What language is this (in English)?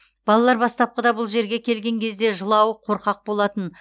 Kazakh